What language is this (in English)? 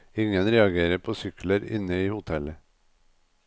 Norwegian